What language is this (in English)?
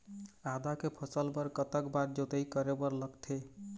Chhattisgarhi